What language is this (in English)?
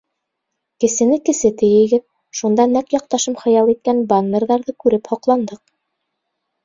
Bashkir